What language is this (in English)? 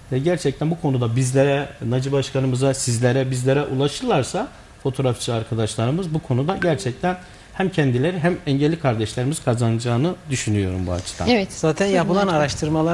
Turkish